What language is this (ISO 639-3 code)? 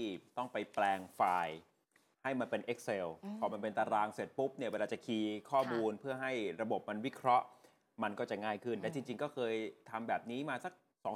tha